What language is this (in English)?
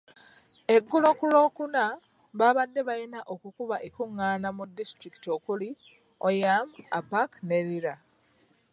Ganda